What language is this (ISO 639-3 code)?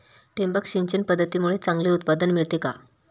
mar